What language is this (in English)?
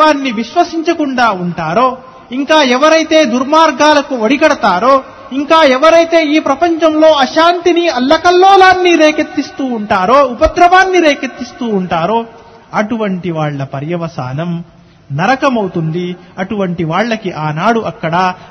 Telugu